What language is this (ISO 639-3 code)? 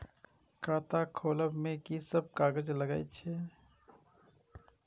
mai